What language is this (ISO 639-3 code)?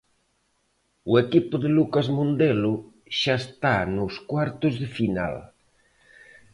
glg